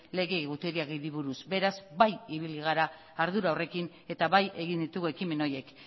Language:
Basque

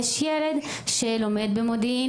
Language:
Hebrew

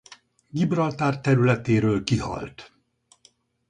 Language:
Hungarian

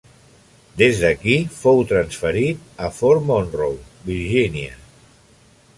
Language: Catalan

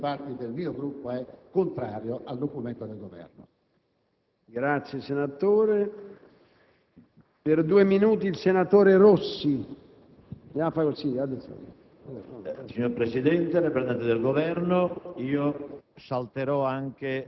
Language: Italian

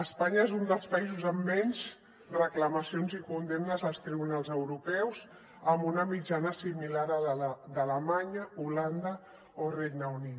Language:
Catalan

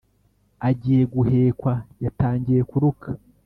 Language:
Kinyarwanda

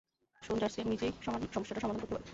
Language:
Bangla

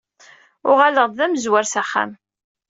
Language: Kabyle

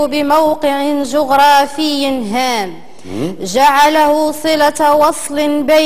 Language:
Arabic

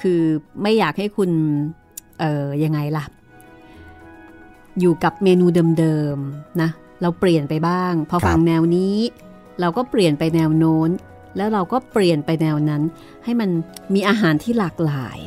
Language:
Thai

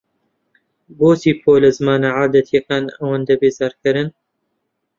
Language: Central Kurdish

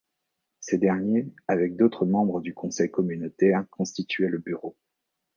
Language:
French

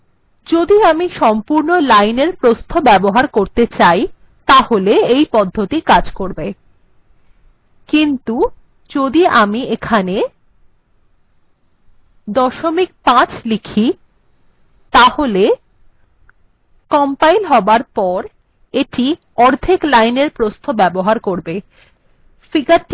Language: Bangla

